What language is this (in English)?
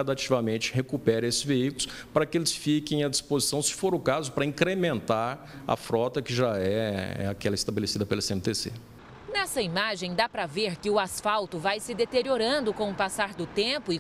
Portuguese